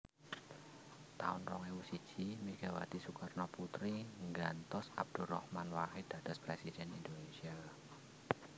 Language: Javanese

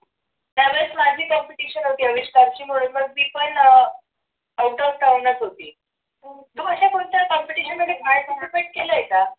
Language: Marathi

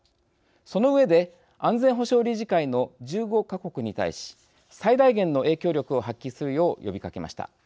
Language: Japanese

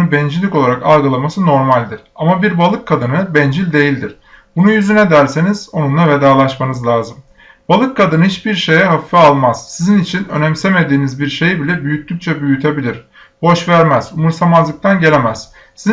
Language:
Turkish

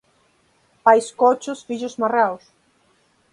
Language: Galician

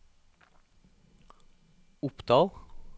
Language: Norwegian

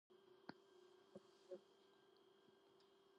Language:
Georgian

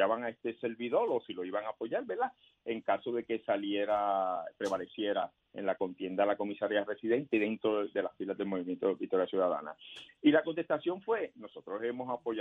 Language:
Spanish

